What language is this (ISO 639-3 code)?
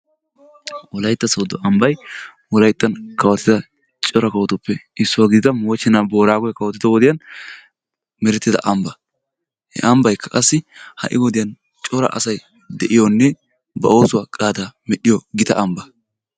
wal